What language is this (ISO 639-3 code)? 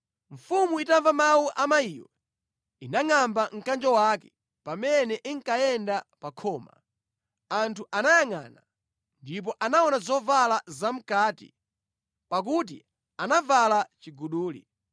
nya